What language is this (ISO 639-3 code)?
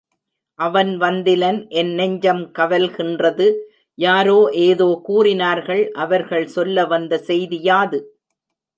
tam